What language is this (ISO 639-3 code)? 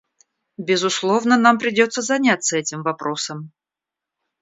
rus